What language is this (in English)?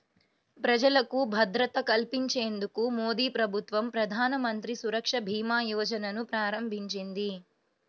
Telugu